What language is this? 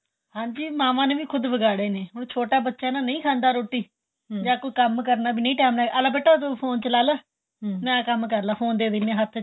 Punjabi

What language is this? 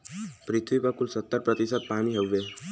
Bhojpuri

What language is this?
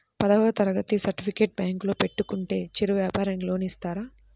Telugu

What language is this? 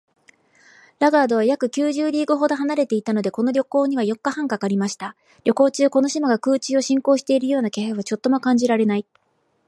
Japanese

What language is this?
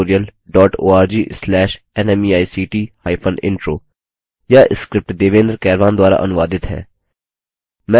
Hindi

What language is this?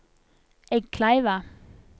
Norwegian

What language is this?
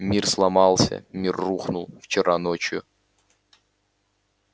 Russian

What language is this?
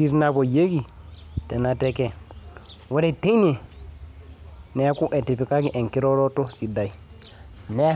Masai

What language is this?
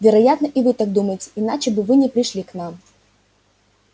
Russian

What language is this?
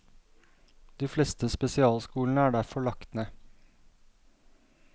Norwegian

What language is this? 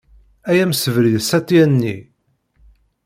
Kabyle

